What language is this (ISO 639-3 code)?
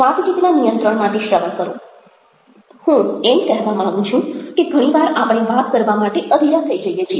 guj